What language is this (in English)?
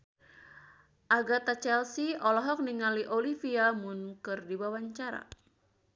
Sundanese